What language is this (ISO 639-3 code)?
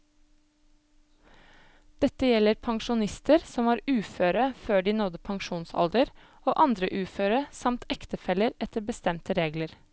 nor